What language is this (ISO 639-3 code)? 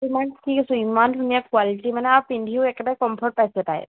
asm